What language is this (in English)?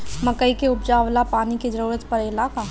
Bhojpuri